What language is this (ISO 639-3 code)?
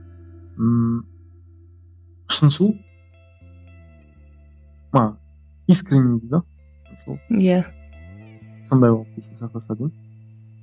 kaz